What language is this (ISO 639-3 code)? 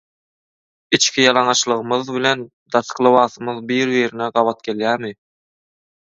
tuk